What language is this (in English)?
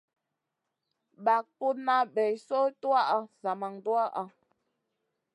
Masana